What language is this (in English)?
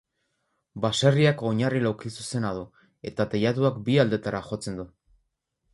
Basque